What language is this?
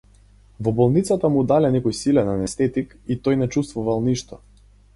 Macedonian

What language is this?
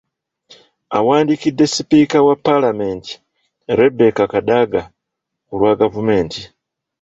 Ganda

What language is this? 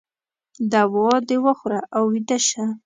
Pashto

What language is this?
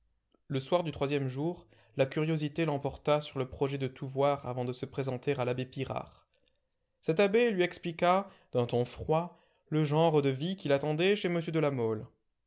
French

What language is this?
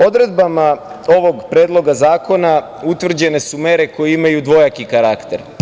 Serbian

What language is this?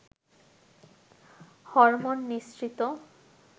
Bangla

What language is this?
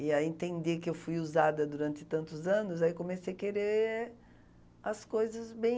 Portuguese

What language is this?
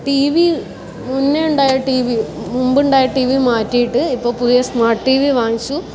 Malayalam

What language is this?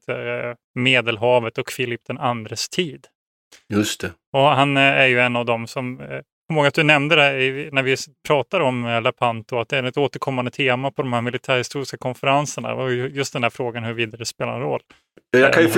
Swedish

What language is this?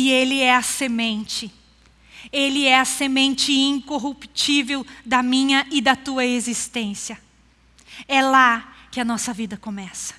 Portuguese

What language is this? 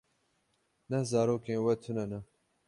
Kurdish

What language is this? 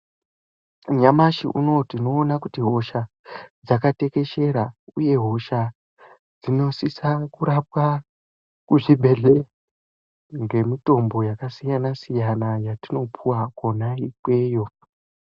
Ndau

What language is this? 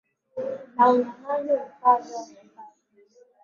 Swahili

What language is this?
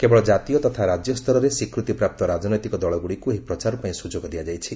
Odia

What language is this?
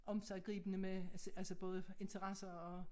Danish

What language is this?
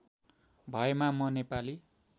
Nepali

